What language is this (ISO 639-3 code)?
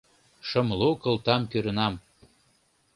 chm